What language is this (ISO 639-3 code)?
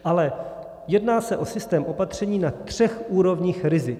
ces